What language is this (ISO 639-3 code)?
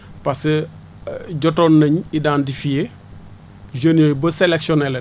wol